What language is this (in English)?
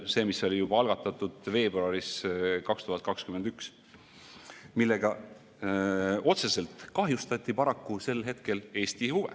Estonian